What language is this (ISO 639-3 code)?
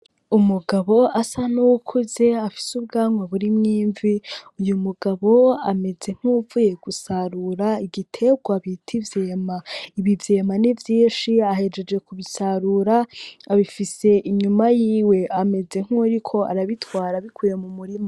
run